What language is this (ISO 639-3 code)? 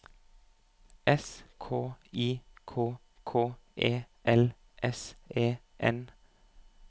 nor